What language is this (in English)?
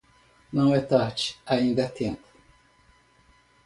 Portuguese